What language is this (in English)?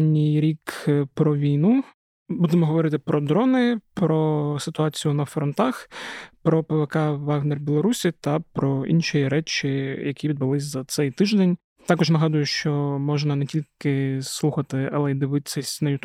Ukrainian